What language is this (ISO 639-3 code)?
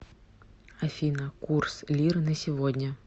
rus